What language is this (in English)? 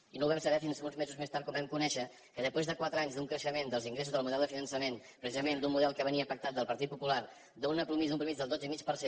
Catalan